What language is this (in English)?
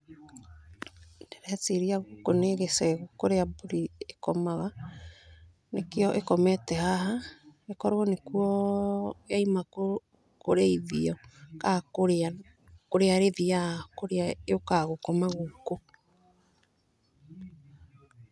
Kikuyu